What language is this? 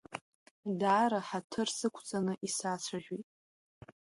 Abkhazian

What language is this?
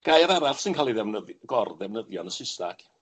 Welsh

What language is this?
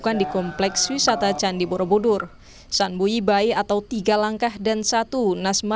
Indonesian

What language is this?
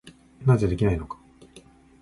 Japanese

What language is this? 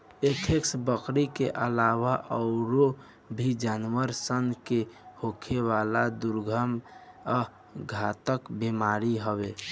Bhojpuri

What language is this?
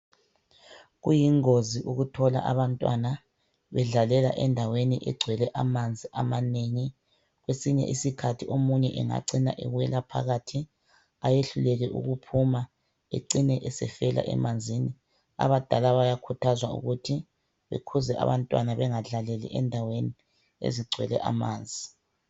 North Ndebele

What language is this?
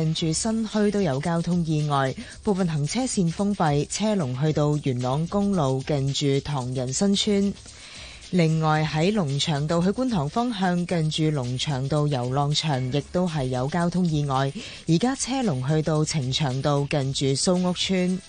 Chinese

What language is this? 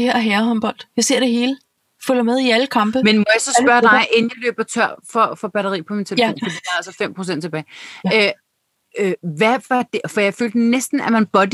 Danish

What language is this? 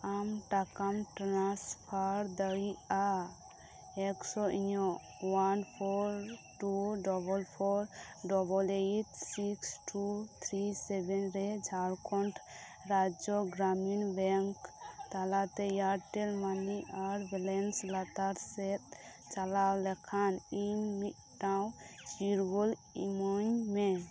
Santali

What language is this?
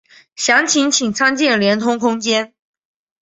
Chinese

